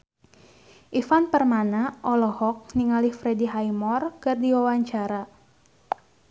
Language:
Sundanese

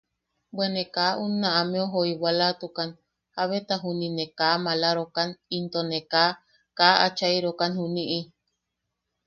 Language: Yaqui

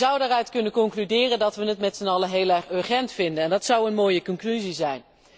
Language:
Dutch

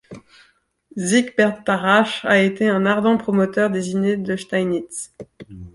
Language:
French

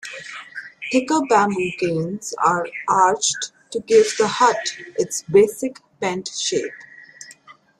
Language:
English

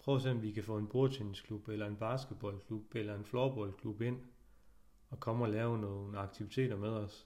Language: Danish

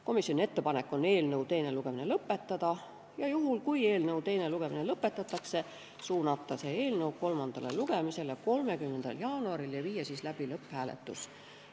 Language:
Estonian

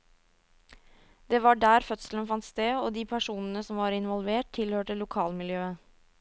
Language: Norwegian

